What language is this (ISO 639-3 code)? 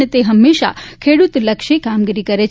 guj